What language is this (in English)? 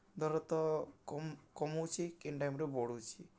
Odia